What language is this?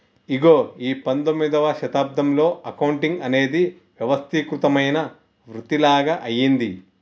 Telugu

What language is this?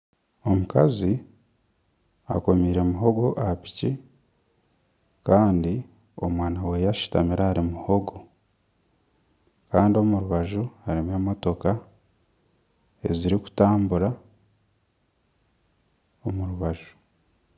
Nyankole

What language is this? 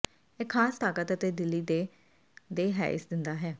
Punjabi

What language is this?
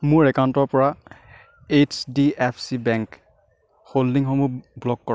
Assamese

